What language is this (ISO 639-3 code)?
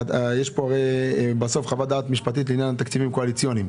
heb